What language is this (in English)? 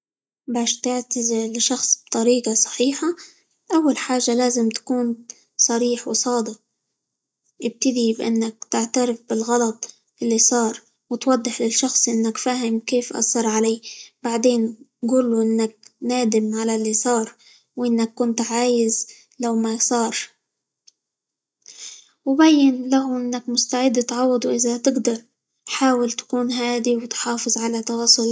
Libyan Arabic